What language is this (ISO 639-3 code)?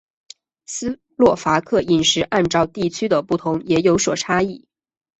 zho